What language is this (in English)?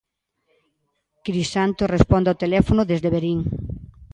Galician